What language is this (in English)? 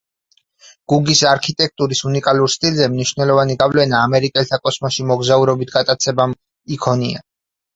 Georgian